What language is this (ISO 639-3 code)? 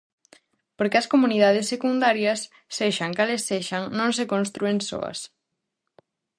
glg